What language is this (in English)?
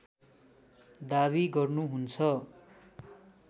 Nepali